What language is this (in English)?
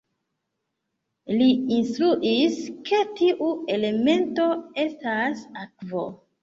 Esperanto